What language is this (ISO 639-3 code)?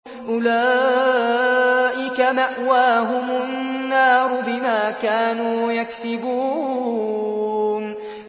ara